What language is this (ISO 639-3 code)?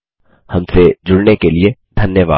hin